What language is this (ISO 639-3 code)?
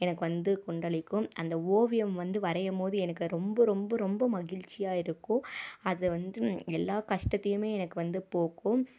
tam